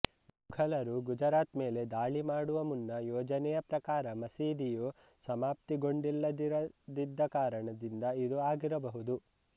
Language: Kannada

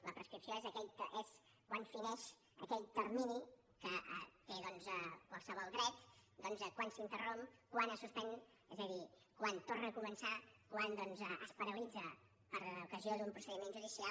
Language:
Catalan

